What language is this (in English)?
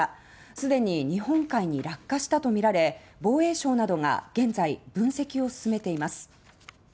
Japanese